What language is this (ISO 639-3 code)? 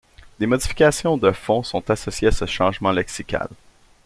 fra